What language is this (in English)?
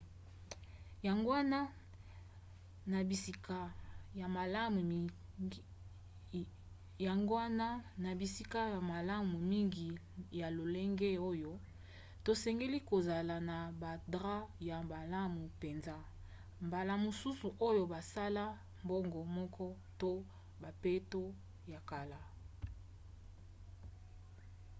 Lingala